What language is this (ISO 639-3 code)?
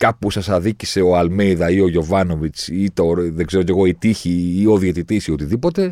ell